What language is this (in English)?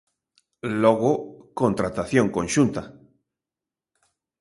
Galician